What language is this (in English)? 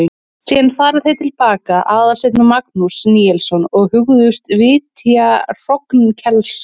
Icelandic